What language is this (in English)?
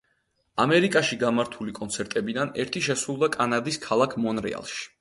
Georgian